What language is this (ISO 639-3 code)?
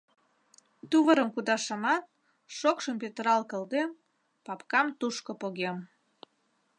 chm